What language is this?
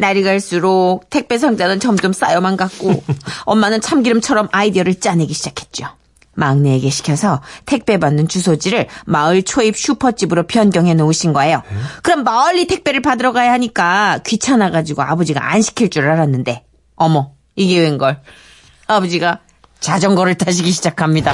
Korean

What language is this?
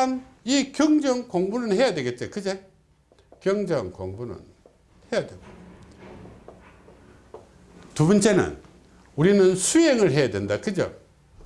Korean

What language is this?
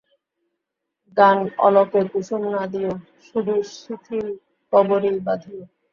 Bangla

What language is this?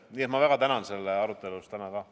Estonian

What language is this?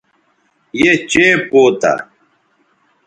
Bateri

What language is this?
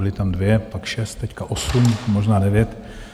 Czech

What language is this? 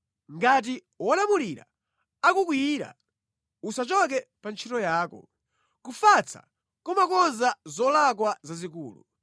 Nyanja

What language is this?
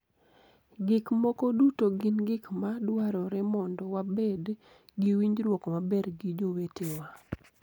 Luo (Kenya and Tanzania)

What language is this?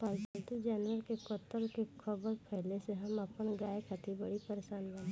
Bhojpuri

